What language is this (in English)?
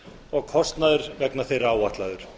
Icelandic